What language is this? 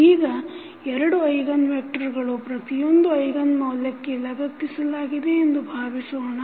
Kannada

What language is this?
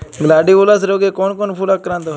Bangla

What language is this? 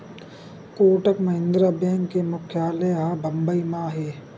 Chhattisgarhi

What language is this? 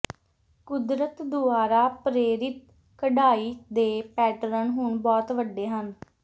Punjabi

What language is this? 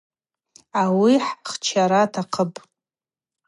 Abaza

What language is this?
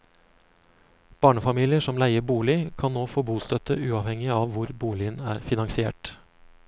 Norwegian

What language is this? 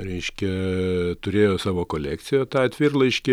Lithuanian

